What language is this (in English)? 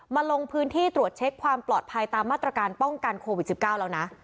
Thai